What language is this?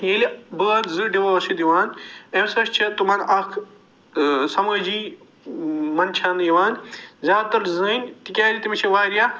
Kashmiri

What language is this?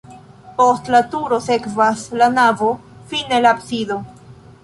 Esperanto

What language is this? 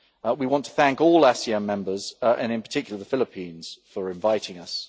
English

